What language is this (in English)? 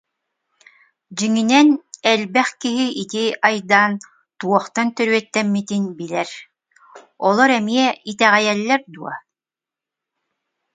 Yakut